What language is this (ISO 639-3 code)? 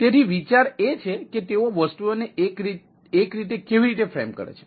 guj